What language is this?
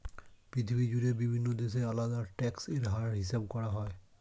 Bangla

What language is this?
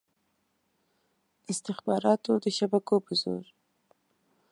Pashto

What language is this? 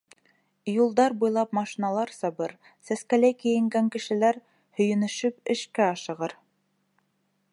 Bashkir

